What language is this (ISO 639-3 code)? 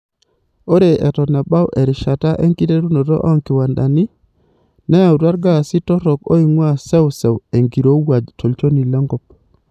mas